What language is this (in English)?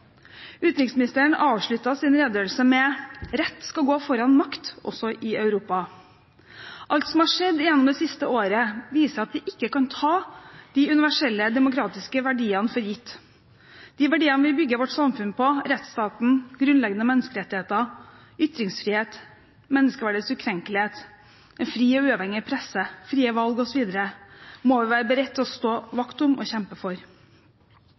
Norwegian Bokmål